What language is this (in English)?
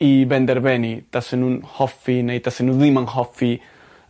Welsh